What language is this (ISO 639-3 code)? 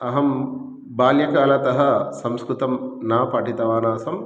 san